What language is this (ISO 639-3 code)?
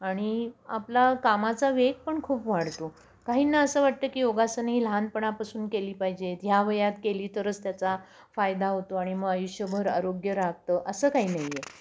mar